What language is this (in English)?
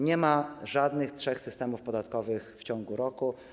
Polish